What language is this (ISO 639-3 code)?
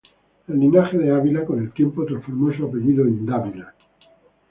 spa